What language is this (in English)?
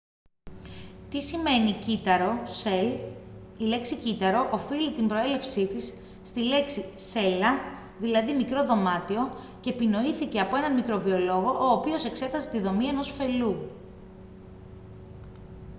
Greek